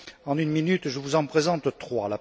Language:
French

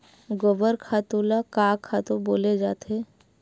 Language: Chhattisgarhi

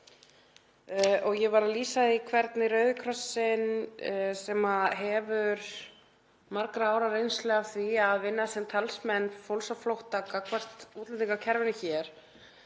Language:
Icelandic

